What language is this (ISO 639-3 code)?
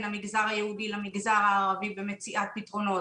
heb